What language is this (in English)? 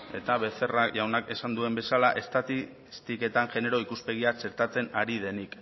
Basque